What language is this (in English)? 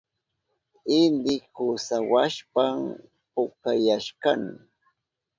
Southern Pastaza Quechua